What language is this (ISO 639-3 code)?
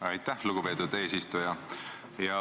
est